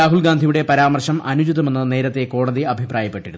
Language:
Malayalam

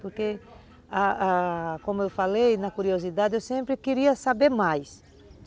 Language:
Portuguese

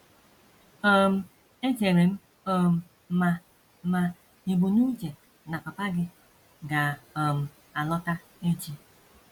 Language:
Igbo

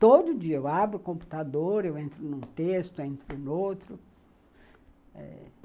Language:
Portuguese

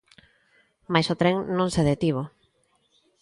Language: Galician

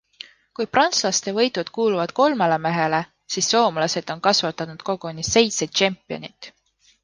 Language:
Estonian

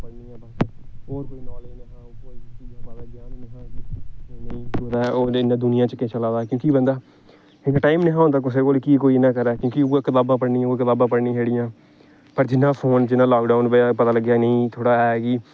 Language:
Dogri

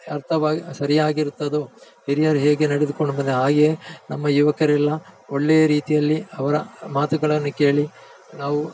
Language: Kannada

